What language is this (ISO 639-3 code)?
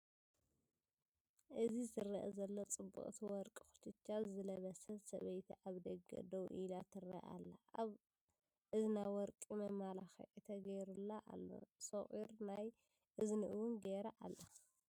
tir